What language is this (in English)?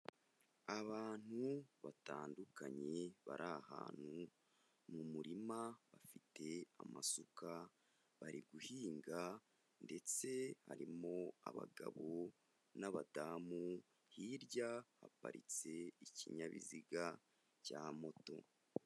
Kinyarwanda